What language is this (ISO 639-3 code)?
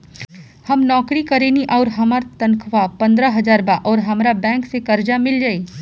bho